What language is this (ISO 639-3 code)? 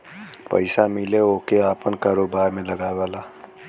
bho